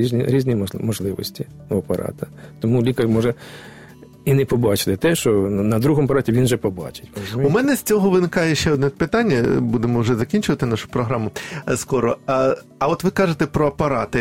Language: Ukrainian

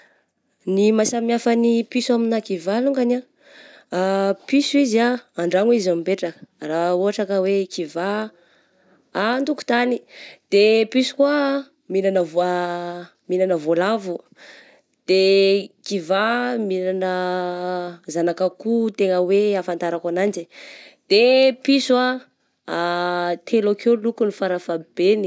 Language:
Southern Betsimisaraka Malagasy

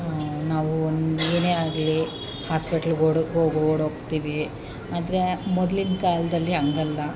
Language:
Kannada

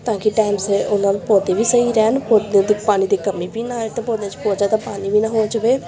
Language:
Punjabi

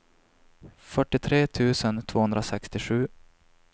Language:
Swedish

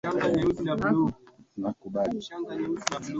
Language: Swahili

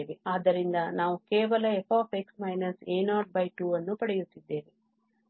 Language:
Kannada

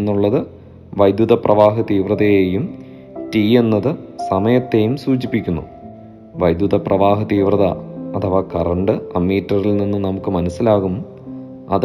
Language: Malayalam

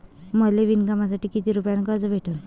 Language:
Marathi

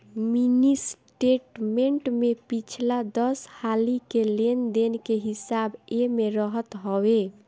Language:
Bhojpuri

